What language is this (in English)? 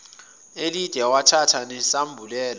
Zulu